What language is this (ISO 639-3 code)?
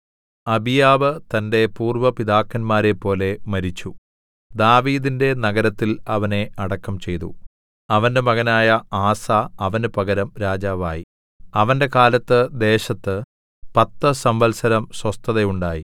mal